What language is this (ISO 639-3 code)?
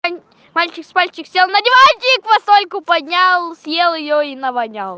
rus